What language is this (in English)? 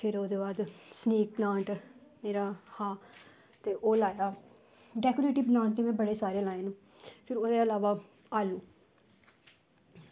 Dogri